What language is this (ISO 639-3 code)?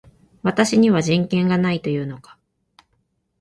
jpn